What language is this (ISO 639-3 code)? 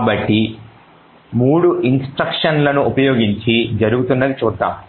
tel